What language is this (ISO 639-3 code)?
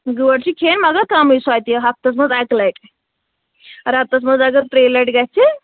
kas